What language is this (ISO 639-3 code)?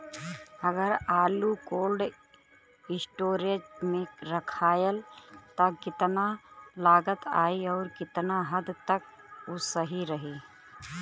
bho